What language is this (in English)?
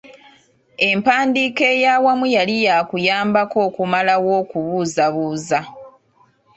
Ganda